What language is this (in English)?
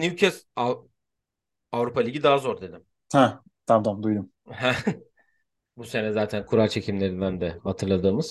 Turkish